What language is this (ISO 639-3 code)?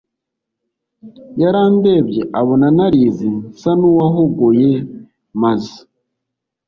kin